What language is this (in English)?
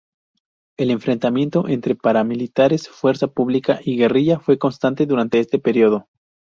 Spanish